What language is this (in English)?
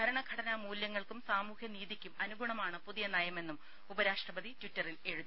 Malayalam